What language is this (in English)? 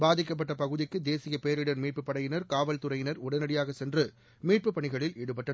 Tamil